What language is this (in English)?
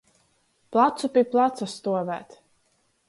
Latgalian